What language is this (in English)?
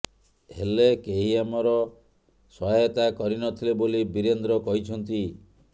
Odia